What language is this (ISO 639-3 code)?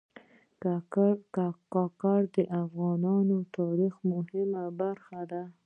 pus